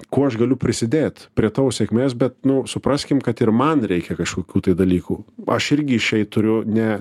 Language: Lithuanian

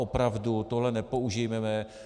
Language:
Czech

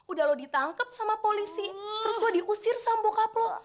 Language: Indonesian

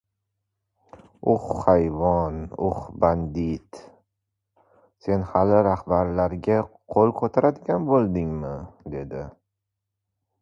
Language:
Uzbek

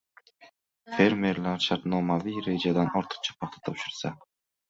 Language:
Uzbek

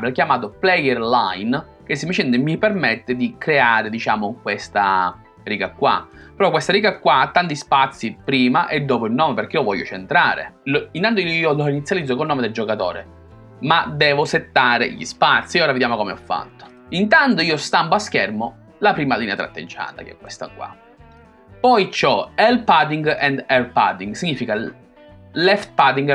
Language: Italian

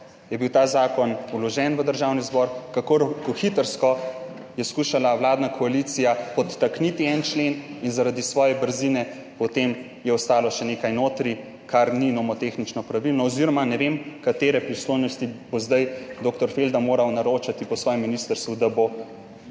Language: Slovenian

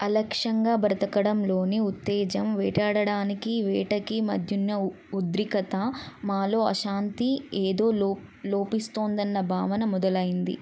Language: Telugu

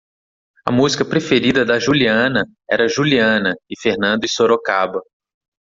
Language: Portuguese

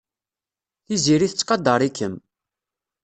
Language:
Kabyle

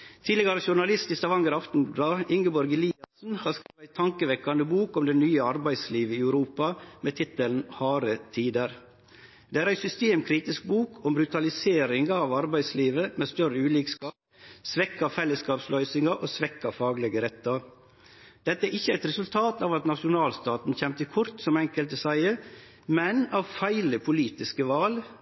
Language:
Norwegian Nynorsk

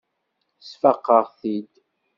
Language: Kabyle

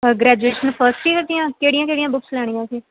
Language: Punjabi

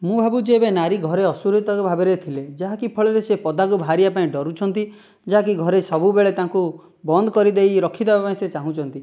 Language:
Odia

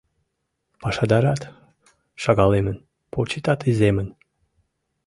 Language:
Mari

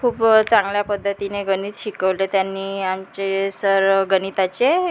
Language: Marathi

